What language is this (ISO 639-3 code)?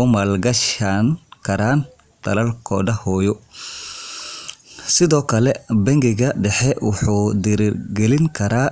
som